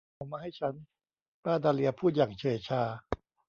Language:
Thai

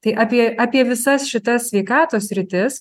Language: Lithuanian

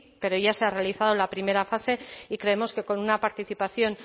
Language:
Spanish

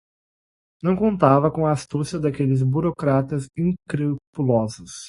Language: Portuguese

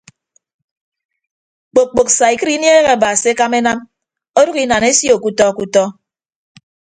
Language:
Ibibio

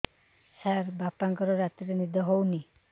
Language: Odia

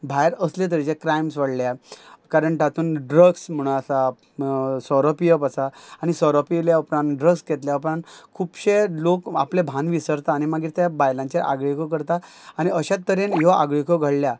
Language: Konkani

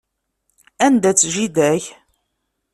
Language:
Kabyle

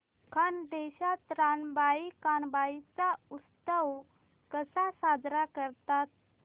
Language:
Marathi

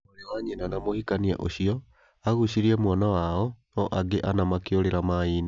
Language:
Kikuyu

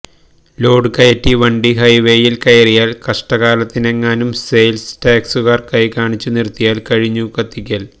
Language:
Malayalam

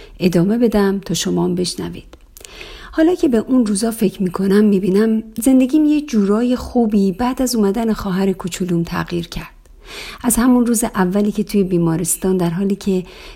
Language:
Persian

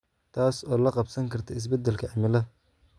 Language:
Somali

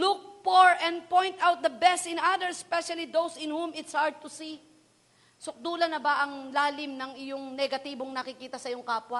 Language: Filipino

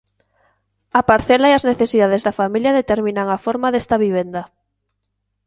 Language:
Galician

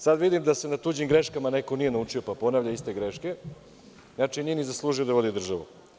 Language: Serbian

